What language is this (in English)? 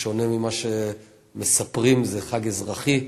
Hebrew